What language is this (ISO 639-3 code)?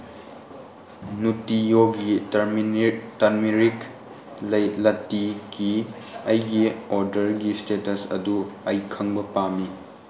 mni